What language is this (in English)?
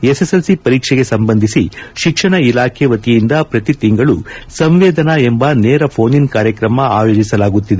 Kannada